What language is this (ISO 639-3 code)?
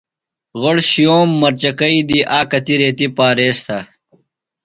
phl